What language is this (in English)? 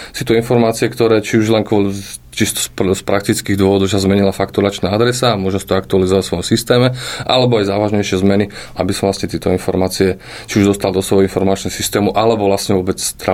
Slovak